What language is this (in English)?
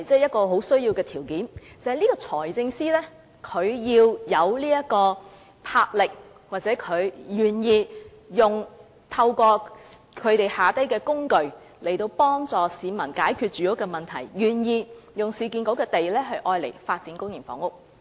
Cantonese